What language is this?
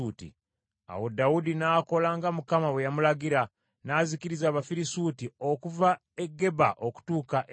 Ganda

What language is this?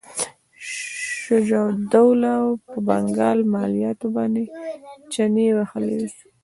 Pashto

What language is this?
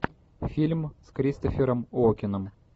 Russian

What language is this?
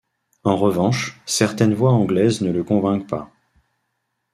French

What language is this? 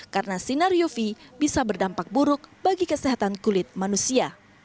Indonesian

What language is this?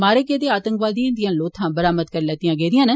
Dogri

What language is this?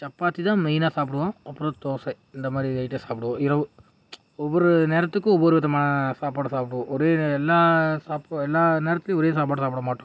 Tamil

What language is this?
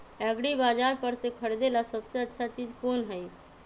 Magahi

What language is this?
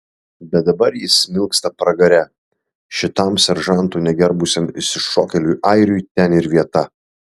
Lithuanian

